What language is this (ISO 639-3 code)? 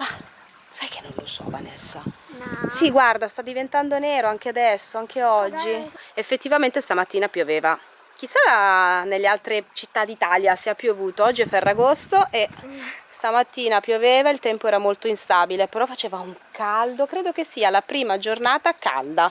ita